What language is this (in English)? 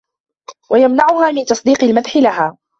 Arabic